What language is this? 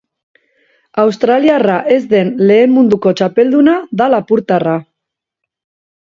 Basque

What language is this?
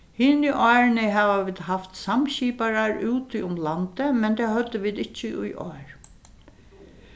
Faroese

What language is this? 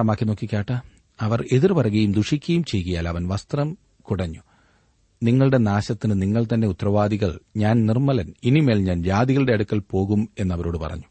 Malayalam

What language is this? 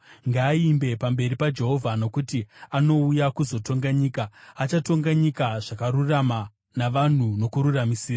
Shona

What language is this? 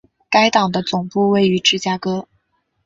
Chinese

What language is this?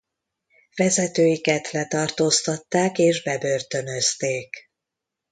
Hungarian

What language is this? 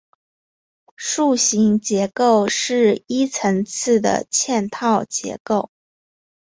Chinese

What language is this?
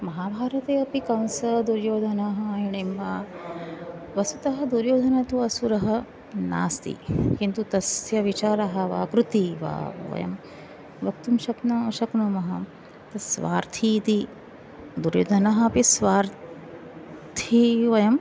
Sanskrit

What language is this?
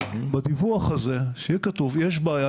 Hebrew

